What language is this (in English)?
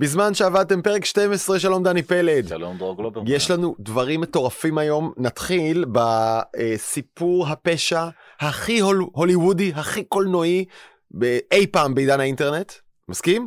Hebrew